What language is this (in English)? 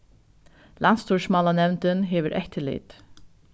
Faroese